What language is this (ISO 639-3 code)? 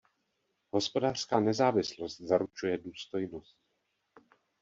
ces